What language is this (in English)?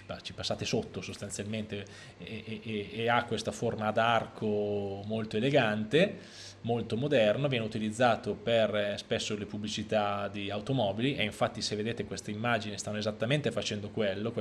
Italian